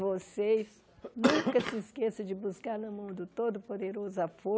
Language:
Portuguese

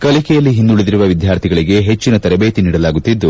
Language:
Kannada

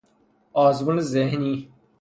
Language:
Persian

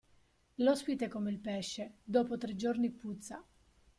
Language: Italian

